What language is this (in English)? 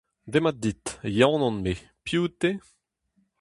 Breton